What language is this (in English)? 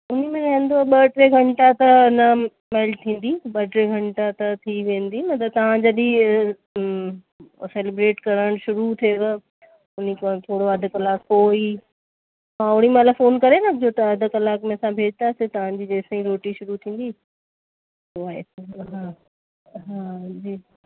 Sindhi